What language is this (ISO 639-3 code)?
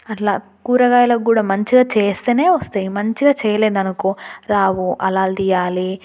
tel